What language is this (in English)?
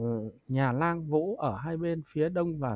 Vietnamese